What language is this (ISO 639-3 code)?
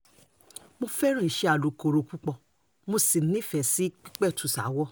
yor